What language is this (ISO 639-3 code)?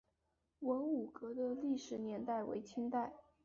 zho